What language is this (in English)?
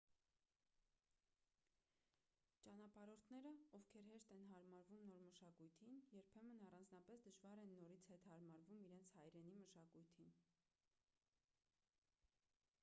Armenian